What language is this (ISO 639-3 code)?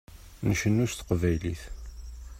kab